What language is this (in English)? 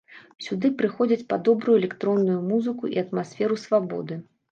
Belarusian